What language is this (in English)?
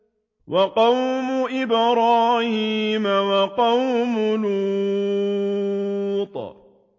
Arabic